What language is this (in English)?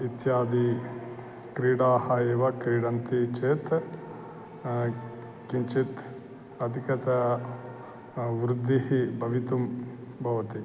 Sanskrit